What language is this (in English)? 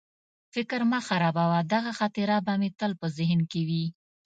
Pashto